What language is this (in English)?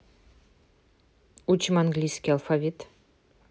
Russian